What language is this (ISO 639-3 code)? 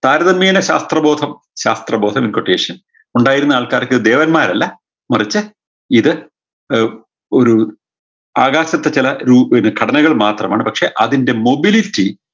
mal